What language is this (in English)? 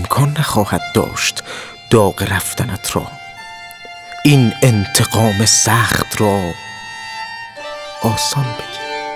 Persian